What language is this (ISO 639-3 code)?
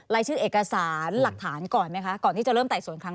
tha